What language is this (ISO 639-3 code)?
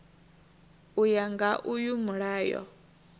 ven